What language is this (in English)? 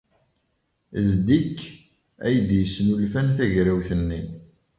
Kabyle